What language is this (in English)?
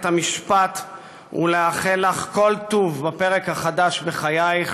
Hebrew